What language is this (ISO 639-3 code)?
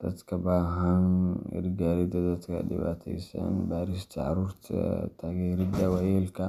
som